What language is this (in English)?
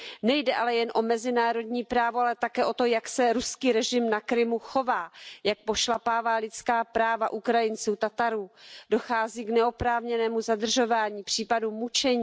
Czech